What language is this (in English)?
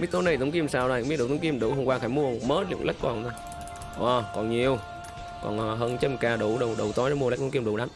Vietnamese